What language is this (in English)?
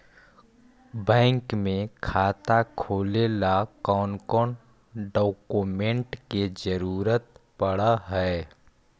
Magahi